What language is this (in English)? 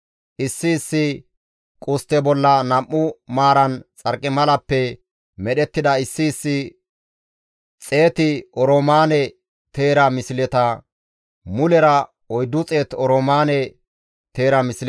Gamo